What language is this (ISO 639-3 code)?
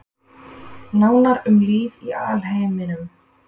isl